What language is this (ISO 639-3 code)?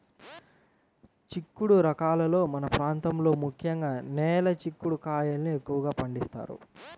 tel